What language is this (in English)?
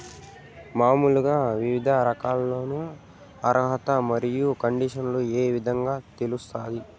Telugu